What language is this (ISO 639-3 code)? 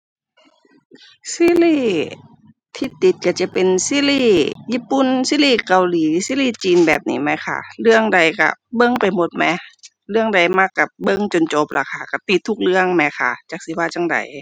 tha